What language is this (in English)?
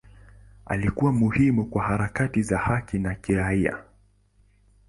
Swahili